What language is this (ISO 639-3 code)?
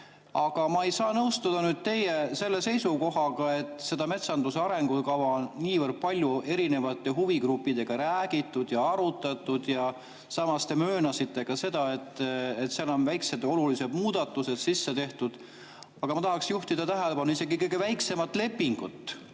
est